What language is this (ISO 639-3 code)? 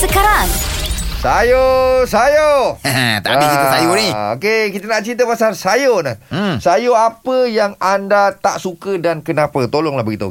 msa